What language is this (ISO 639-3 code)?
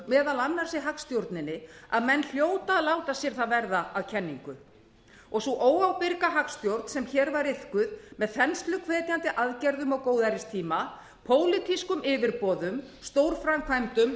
isl